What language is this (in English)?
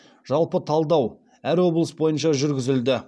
Kazakh